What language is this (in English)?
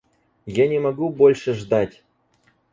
Russian